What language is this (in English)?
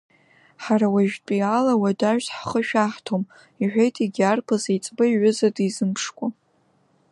Abkhazian